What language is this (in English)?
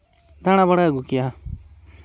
Santali